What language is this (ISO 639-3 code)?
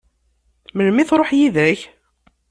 kab